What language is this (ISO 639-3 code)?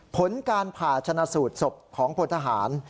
tha